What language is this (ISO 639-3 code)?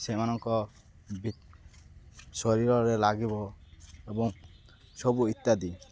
ori